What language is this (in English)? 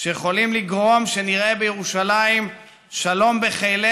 Hebrew